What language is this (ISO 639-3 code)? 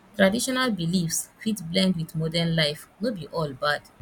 pcm